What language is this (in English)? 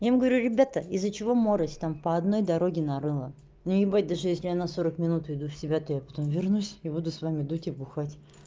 Russian